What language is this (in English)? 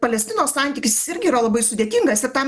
Lithuanian